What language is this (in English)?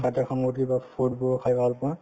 Assamese